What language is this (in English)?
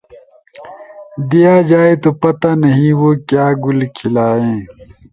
Urdu